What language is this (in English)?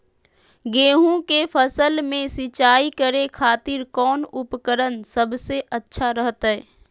Magahi